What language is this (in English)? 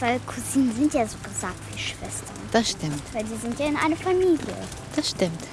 German